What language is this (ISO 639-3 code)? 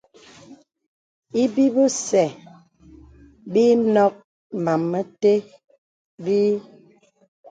beb